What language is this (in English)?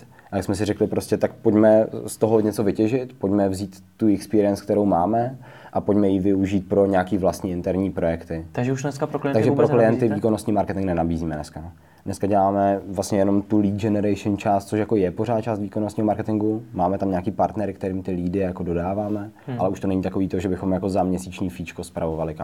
Czech